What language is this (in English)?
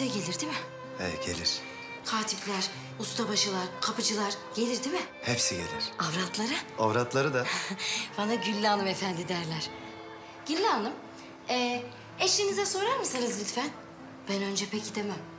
Turkish